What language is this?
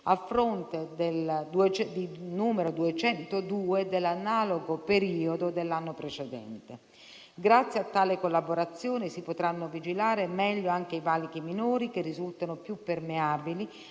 Italian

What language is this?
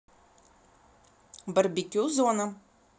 Russian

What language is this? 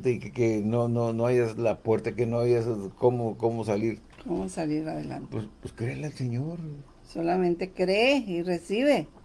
Spanish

